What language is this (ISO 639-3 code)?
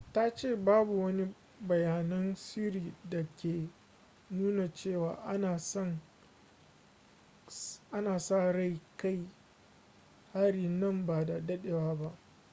hau